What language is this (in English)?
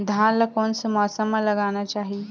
Chhattisgarhi